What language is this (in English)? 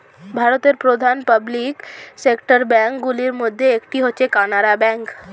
Bangla